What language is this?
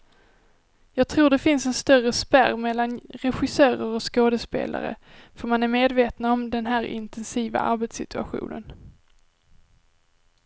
Swedish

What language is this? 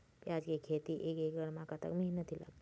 Chhattisgarhi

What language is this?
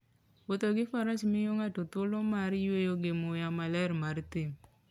Luo (Kenya and Tanzania)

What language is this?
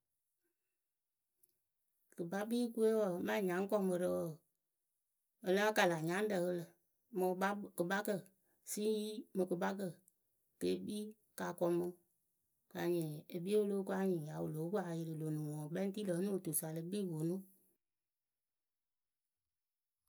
Akebu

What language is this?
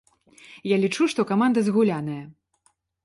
Belarusian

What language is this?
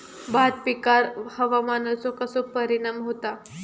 Marathi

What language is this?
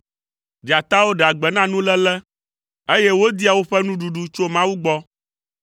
Ewe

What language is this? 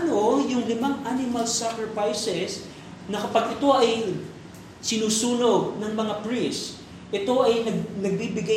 Filipino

